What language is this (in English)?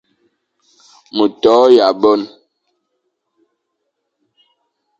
Fang